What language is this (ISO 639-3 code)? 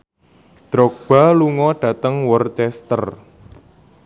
jav